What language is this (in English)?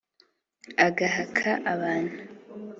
Kinyarwanda